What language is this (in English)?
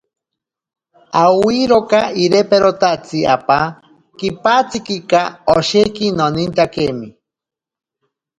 Ashéninka Perené